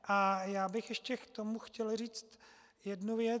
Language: Czech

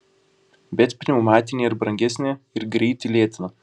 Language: Lithuanian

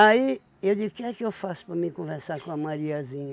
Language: Portuguese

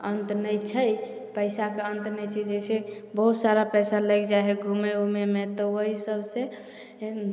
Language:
Maithili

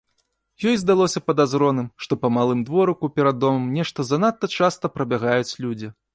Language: Belarusian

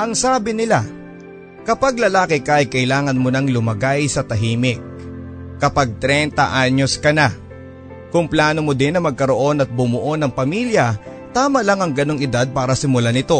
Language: Filipino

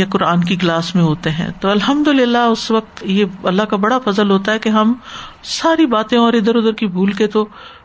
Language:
Urdu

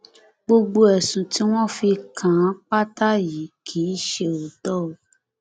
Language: Yoruba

